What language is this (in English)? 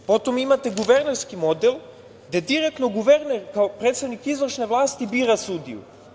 Serbian